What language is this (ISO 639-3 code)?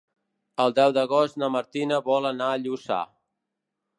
cat